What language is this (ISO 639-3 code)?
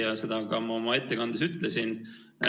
est